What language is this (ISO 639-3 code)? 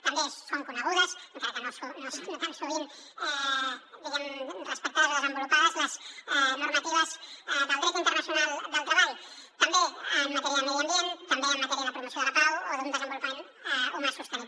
cat